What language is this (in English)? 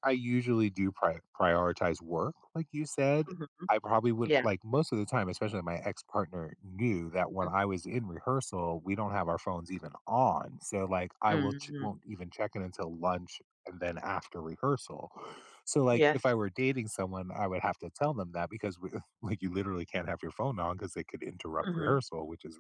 English